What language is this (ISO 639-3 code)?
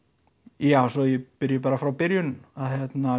isl